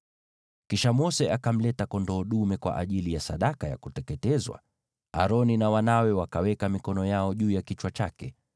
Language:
Swahili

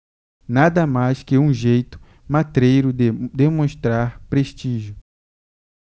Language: Portuguese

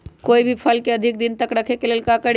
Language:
Magahi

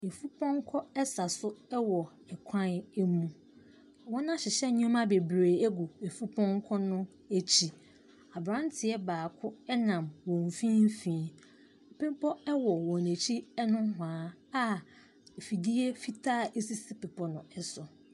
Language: Akan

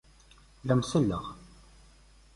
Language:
Kabyle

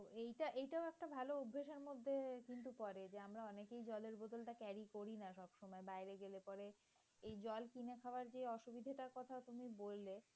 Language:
Bangla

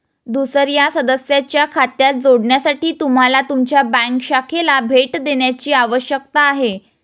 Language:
Marathi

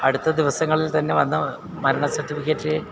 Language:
Malayalam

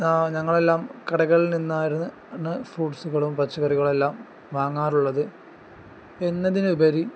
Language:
Malayalam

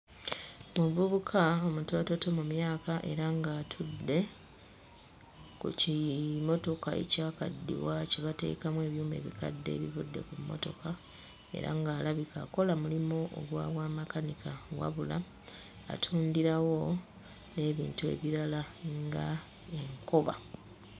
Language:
Ganda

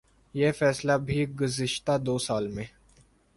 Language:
Urdu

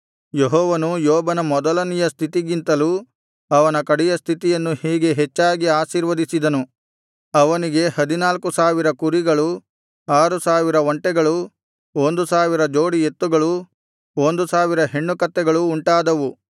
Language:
Kannada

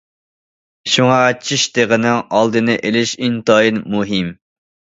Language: Uyghur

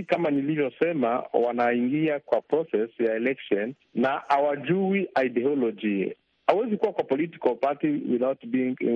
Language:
Swahili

